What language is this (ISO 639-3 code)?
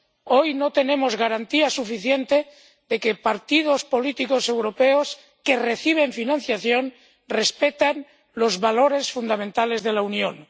spa